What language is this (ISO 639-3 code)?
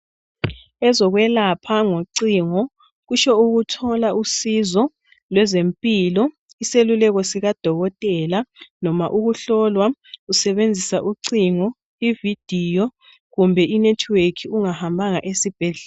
nde